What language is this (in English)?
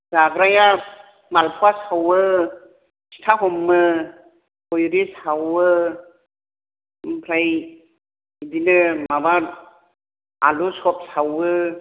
Bodo